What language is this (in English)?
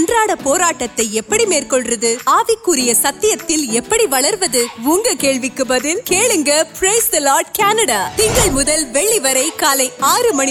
Urdu